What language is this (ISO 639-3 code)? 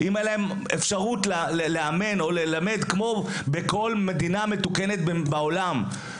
heb